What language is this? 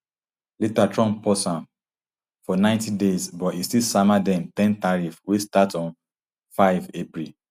Nigerian Pidgin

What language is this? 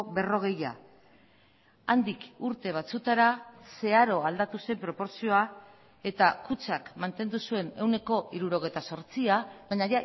Basque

